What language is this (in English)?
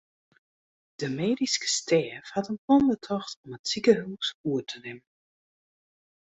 Western Frisian